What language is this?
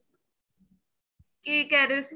Punjabi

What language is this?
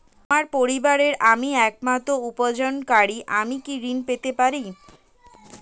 Bangla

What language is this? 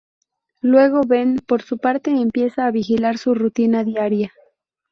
Spanish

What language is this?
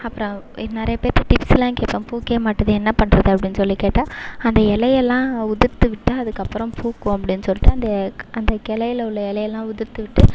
Tamil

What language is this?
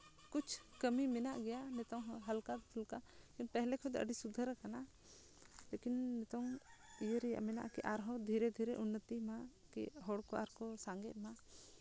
Santali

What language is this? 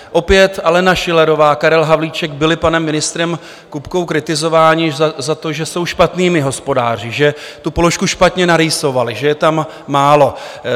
Czech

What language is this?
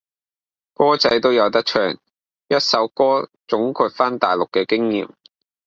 Cantonese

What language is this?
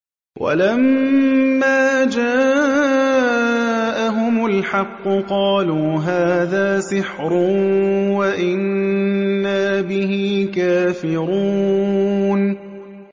Arabic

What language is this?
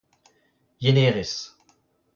Breton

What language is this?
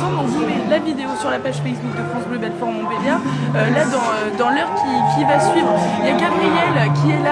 French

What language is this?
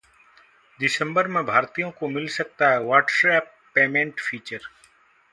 Hindi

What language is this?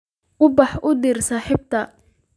Somali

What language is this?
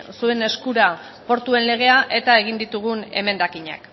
Basque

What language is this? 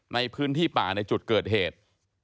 Thai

